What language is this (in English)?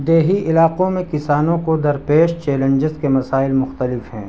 Urdu